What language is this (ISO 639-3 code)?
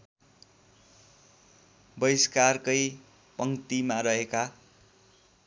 nep